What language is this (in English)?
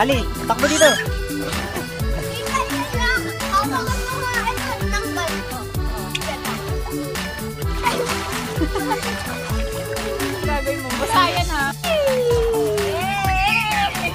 Indonesian